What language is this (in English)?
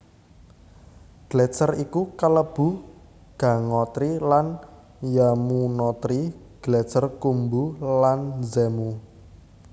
Javanese